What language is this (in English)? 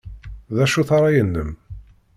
Kabyle